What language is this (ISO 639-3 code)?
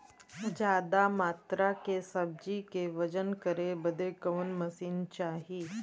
bho